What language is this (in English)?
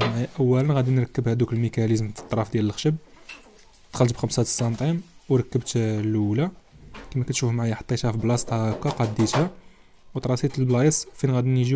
Arabic